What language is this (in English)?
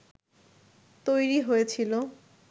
Bangla